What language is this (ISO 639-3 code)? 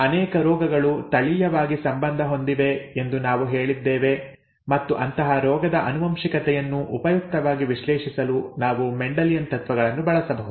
kan